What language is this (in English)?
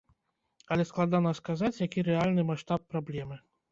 Belarusian